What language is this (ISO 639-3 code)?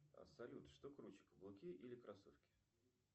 rus